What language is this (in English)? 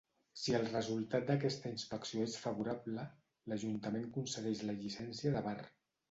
Catalan